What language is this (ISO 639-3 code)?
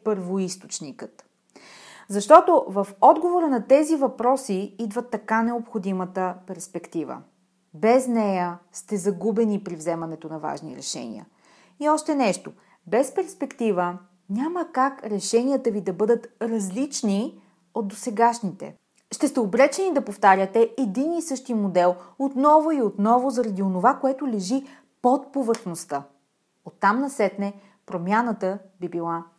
bul